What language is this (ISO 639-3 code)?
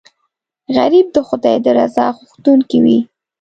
pus